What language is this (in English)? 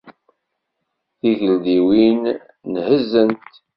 Kabyle